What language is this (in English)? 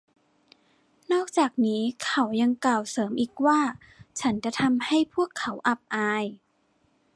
Thai